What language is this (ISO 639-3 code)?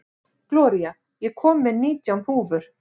isl